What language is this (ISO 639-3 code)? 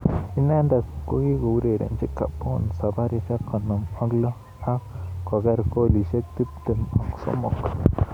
kln